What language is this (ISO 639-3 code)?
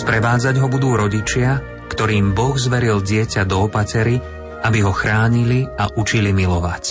slk